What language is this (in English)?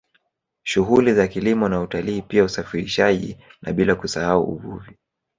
Swahili